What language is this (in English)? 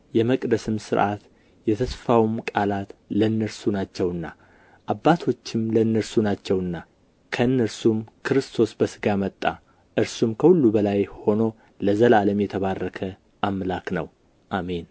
Amharic